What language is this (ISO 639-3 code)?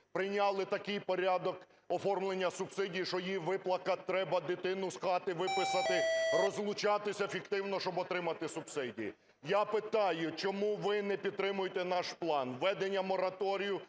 ukr